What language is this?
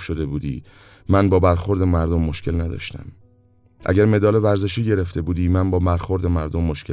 Persian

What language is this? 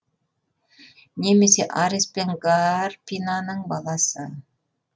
Kazakh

